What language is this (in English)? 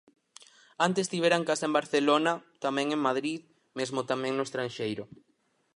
Galician